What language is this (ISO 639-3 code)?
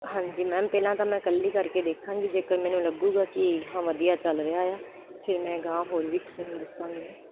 pan